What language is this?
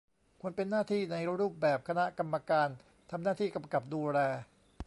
Thai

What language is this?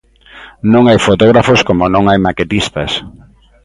Galician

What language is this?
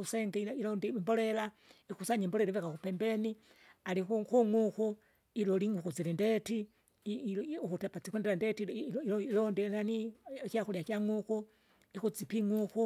Kinga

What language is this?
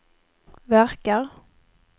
Swedish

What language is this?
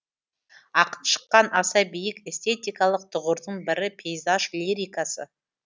Kazakh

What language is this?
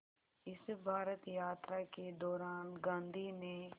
Hindi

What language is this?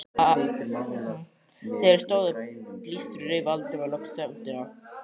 Icelandic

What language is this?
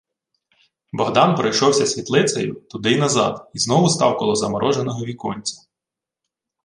Ukrainian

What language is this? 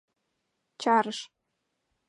Mari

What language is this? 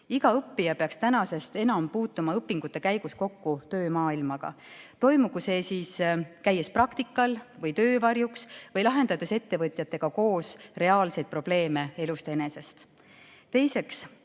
Estonian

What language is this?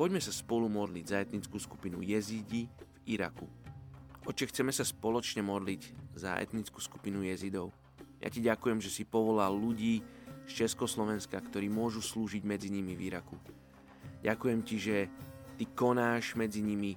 Slovak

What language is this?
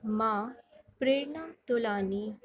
Sindhi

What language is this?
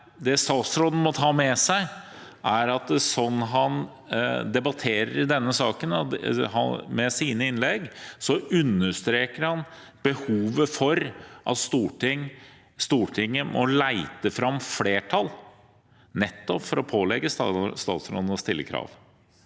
Norwegian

